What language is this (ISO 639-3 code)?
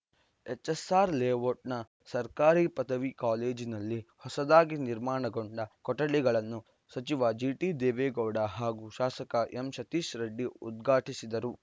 kan